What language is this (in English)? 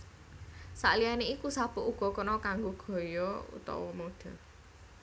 Javanese